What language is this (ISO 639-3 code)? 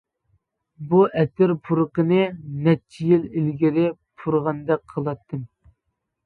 uig